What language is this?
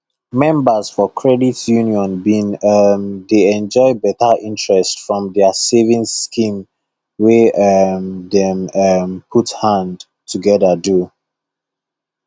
Nigerian Pidgin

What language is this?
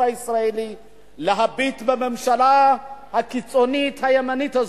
Hebrew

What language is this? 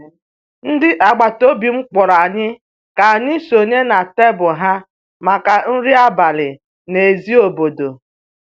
Igbo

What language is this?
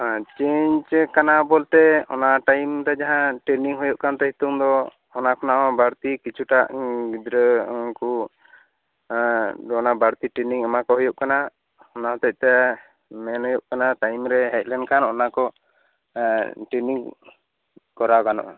Santali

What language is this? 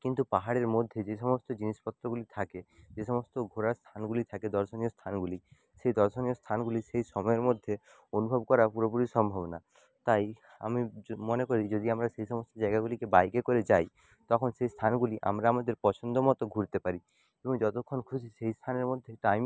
Bangla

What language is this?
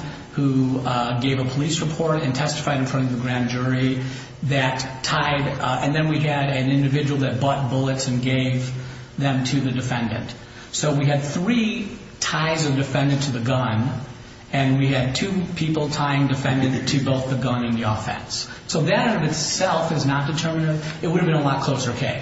English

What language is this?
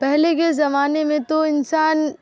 Urdu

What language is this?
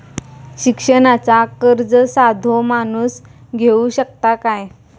Marathi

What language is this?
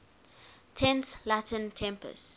English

